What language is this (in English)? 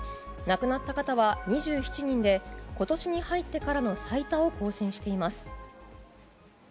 Japanese